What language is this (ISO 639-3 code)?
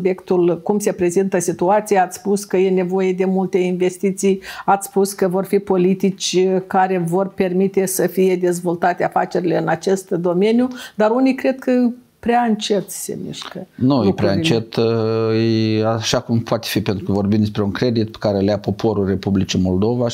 ron